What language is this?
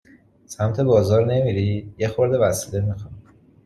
Persian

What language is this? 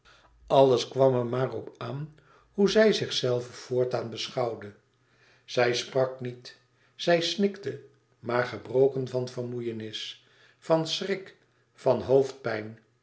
Dutch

